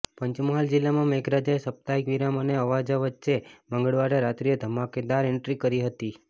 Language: Gujarati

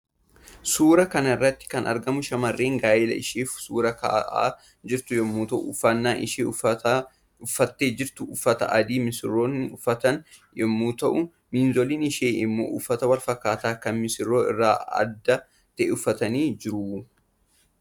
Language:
Oromo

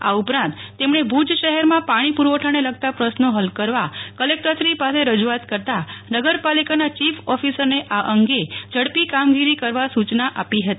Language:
Gujarati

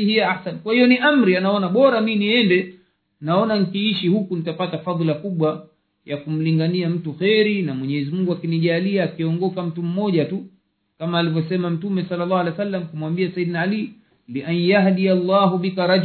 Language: Swahili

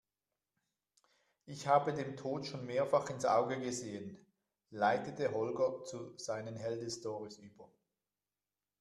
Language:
German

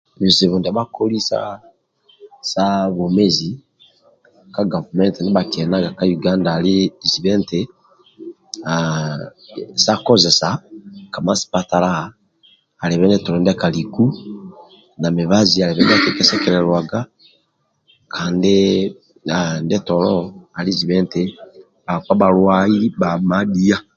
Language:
Amba (Uganda)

